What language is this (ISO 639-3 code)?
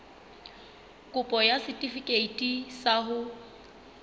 sot